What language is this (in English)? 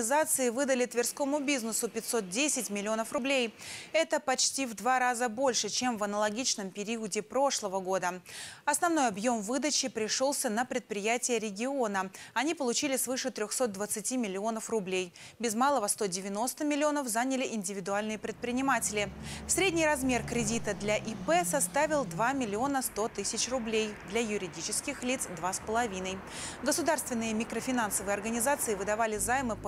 Russian